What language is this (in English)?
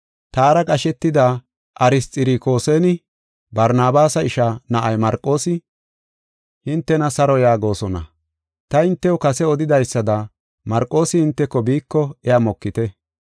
Gofa